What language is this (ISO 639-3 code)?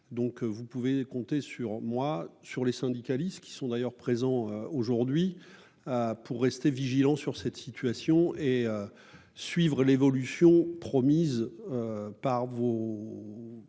fra